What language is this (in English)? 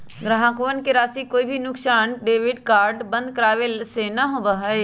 Magahi